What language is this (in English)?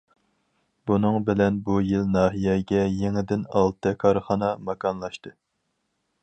Uyghur